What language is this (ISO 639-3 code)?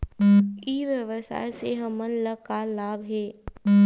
hne